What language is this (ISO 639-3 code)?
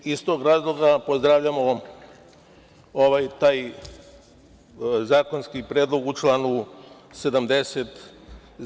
srp